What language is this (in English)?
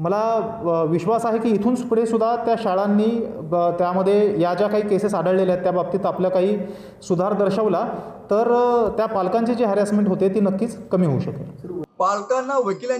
Hindi